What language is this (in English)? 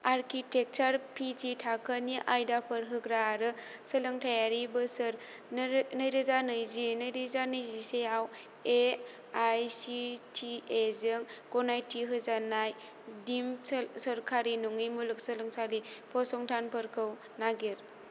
Bodo